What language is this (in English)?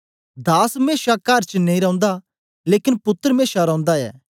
Dogri